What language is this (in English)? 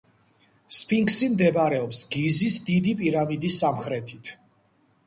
Georgian